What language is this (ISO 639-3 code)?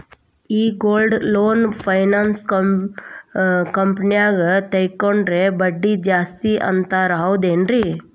kan